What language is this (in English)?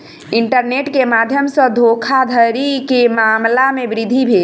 Maithili